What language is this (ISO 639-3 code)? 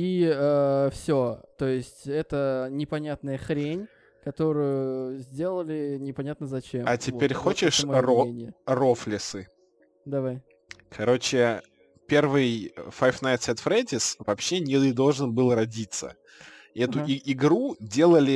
rus